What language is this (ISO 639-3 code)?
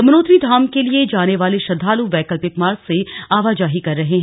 hin